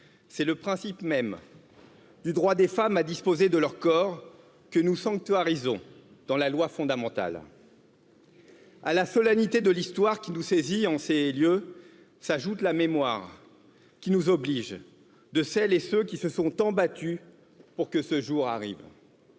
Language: French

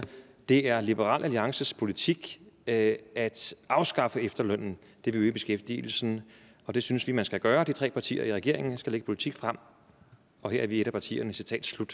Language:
Danish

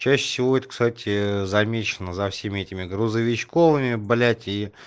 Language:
Russian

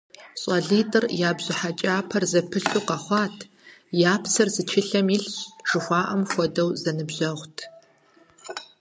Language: Kabardian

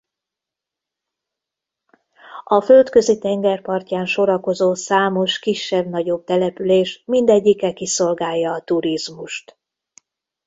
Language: Hungarian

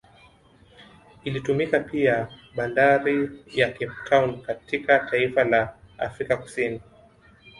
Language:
Swahili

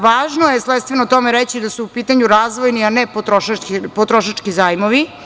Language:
Serbian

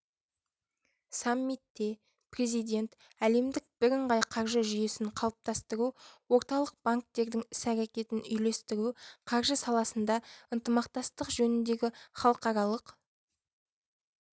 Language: Kazakh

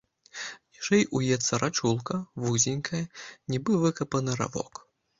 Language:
Belarusian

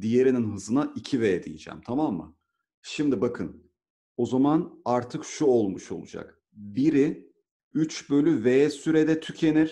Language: Turkish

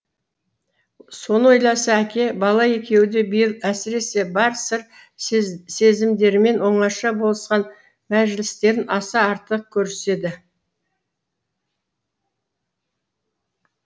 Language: Kazakh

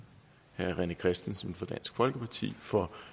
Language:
Danish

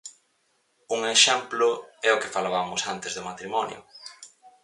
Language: Galician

